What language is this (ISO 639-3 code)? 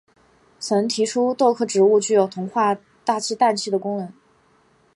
zho